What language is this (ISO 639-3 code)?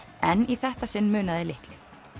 isl